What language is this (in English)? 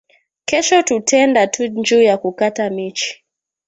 Swahili